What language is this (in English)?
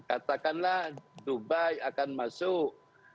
Indonesian